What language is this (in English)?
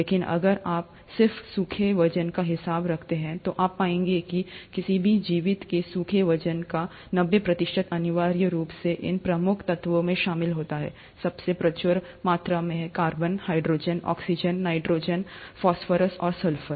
Hindi